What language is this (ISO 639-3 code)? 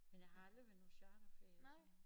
dan